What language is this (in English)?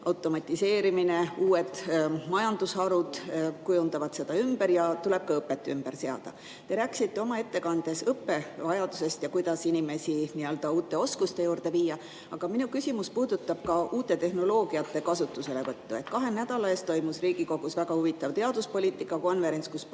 Estonian